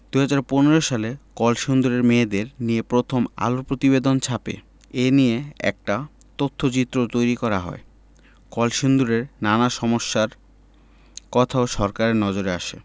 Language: Bangla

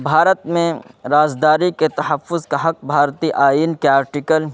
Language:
Urdu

